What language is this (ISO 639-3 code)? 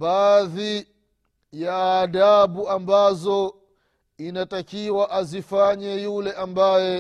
swa